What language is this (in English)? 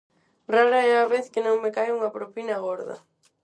Galician